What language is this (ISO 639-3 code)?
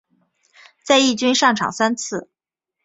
zho